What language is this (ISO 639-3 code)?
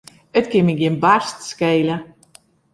fry